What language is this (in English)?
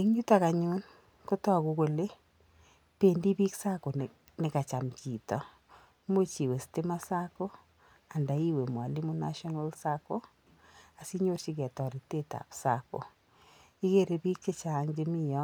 Kalenjin